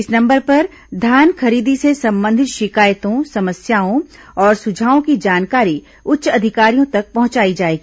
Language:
Hindi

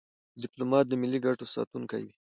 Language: Pashto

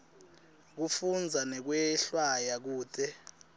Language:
Swati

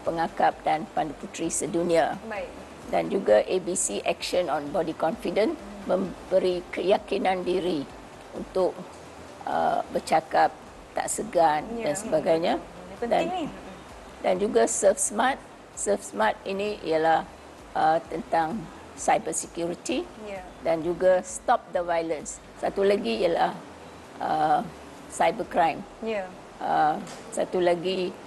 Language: Malay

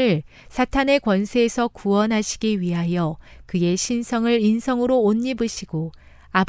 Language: Korean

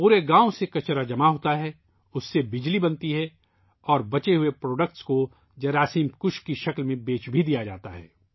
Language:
Urdu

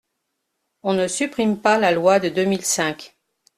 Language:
French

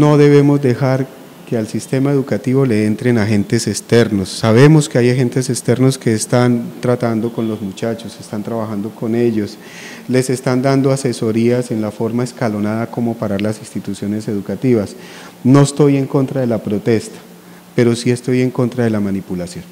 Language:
Spanish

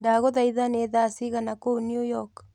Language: Kikuyu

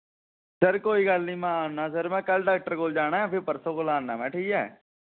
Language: Dogri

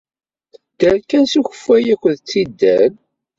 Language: Kabyle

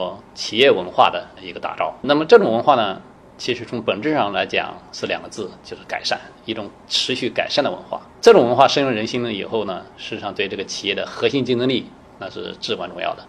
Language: Chinese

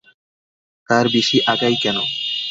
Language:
Bangla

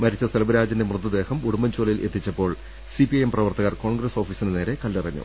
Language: Malayalam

